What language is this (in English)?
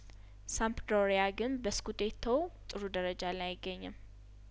Amharic